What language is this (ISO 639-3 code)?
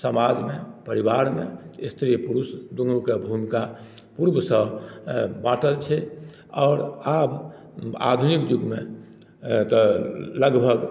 mai